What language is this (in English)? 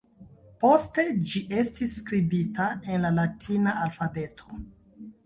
Esperanto